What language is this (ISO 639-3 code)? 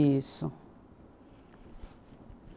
por